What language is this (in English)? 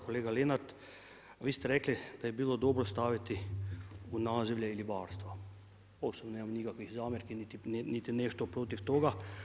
Croatian